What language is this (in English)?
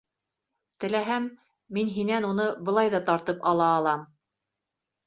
Bashkir